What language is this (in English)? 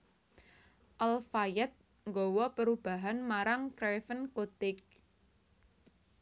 Javanese